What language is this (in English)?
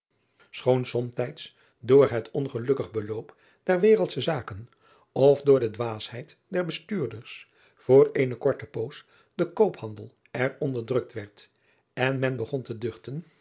Dutch